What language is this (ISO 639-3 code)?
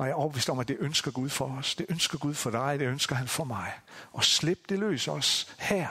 dan